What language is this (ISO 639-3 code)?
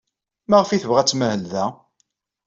kab